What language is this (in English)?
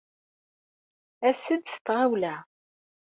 Kabyle